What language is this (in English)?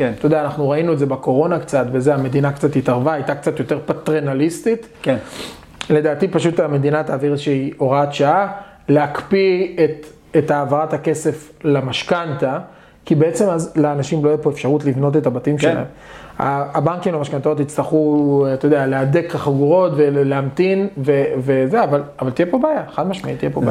Hebrew